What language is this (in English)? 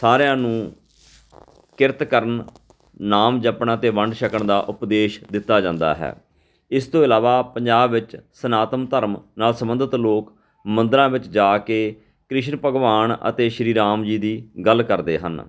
Punjabi